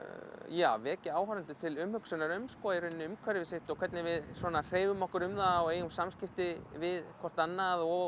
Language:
Icelandic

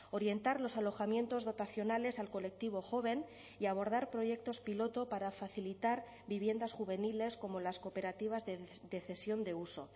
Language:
Spanish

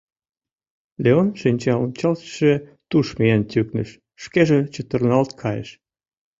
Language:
Mari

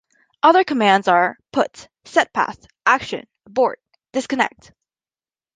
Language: English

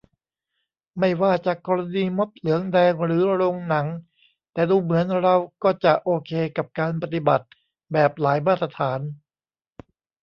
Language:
Thai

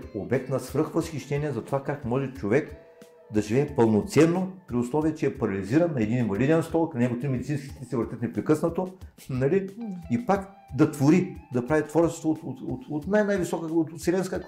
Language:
Bulgarian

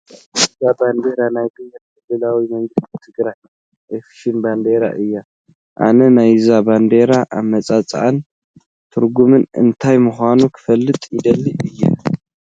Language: Tigrinya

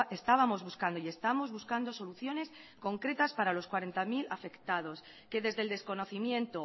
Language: Spanish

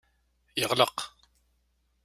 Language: Kabyle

